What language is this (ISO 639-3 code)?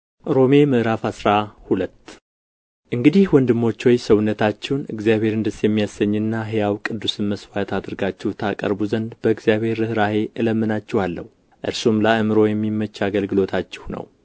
amh